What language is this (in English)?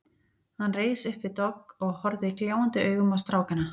Icelandic